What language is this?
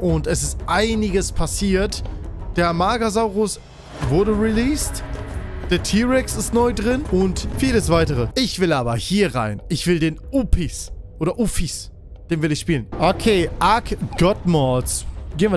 German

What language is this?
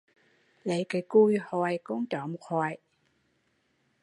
Vietnamese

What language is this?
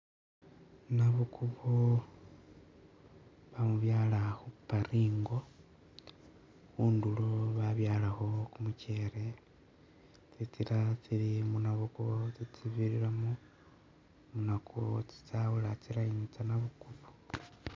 Masaaba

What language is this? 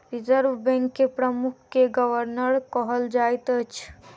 Maithili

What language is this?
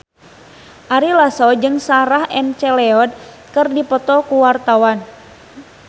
Sundanese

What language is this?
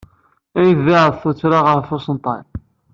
Kabyle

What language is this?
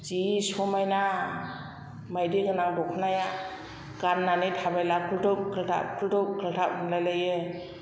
Bodo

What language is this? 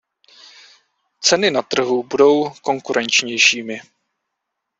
Czech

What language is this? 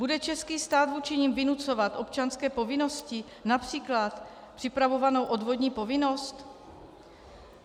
Czech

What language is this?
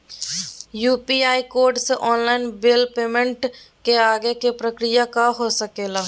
Magahi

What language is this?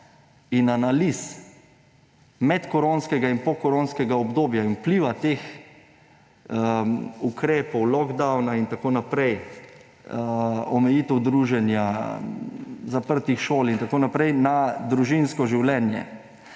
Slovenian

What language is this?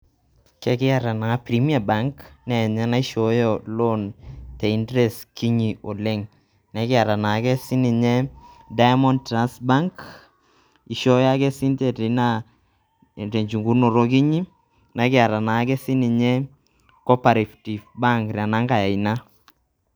Masai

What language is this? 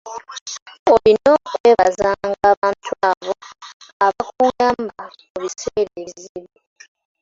Ganda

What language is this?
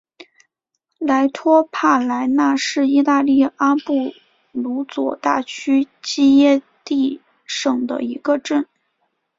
Chinese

